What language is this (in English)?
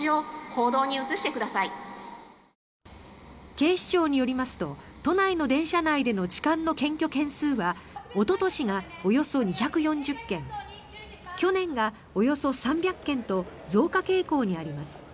Japanese